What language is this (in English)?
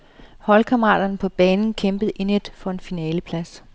Danish